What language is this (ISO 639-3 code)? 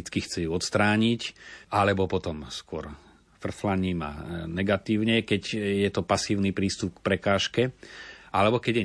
slk